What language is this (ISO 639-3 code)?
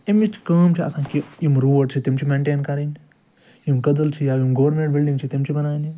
kas